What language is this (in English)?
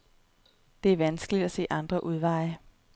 Danish